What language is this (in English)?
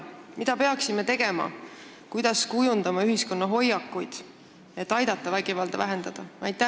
Estonian